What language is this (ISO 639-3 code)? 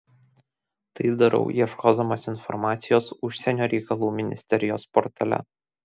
lit